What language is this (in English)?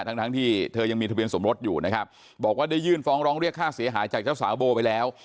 Thai